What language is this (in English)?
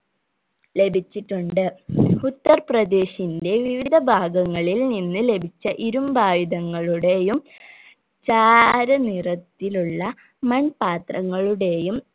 Malayalam